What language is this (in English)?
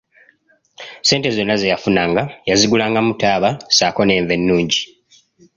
Ganda